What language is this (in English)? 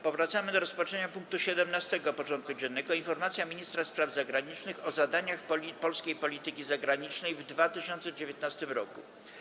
Polish